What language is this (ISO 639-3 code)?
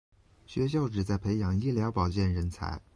zho